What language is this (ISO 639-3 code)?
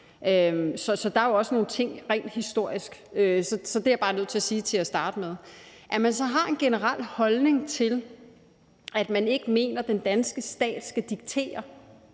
dan